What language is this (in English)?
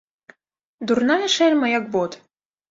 Belarusian